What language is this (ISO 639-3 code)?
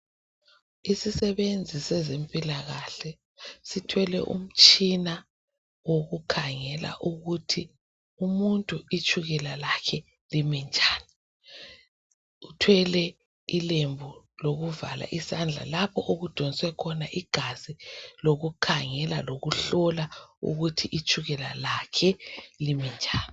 nde